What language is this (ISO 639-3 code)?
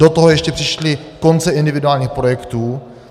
ces